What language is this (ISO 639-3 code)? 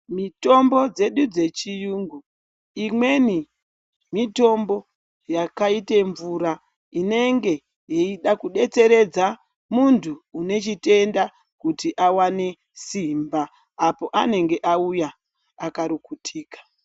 ndc